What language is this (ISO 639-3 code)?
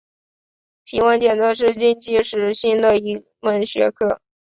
zho